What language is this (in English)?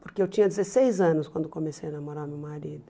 Portuguese